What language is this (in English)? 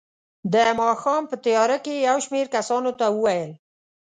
Pashto